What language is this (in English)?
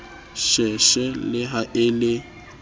Southern Sotho